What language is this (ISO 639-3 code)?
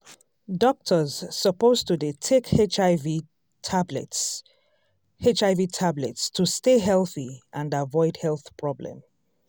pcm